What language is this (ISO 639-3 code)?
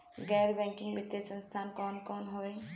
bho